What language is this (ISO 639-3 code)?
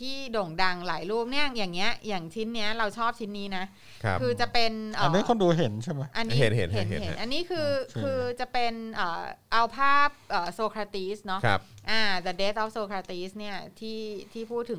tha